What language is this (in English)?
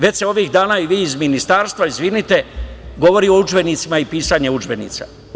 Serbian